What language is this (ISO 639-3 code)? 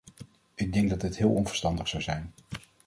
nld